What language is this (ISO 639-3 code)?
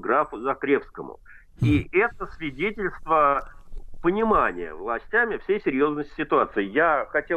rus